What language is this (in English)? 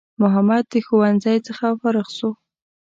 Pashto